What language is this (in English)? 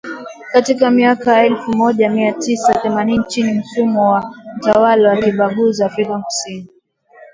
Swahili